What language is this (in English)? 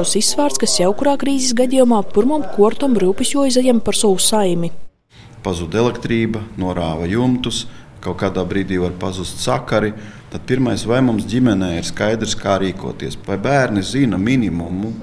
Latvian